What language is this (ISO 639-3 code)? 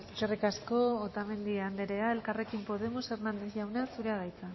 eus